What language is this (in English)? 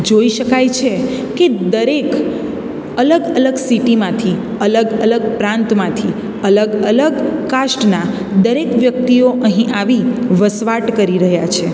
Gujarati